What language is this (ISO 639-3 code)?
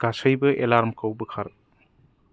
brx